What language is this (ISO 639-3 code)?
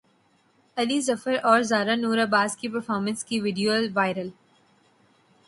urd